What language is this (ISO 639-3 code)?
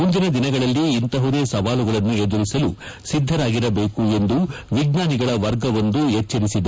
kan